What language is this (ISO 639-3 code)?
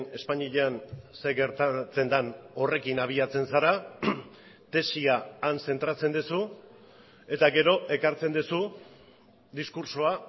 eus